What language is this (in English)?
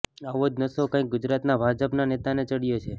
Gujarati